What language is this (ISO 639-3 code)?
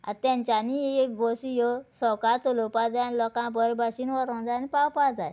kok